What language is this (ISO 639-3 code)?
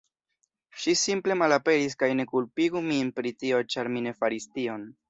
epo